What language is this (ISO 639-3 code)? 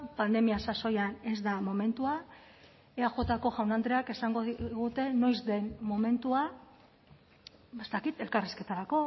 eus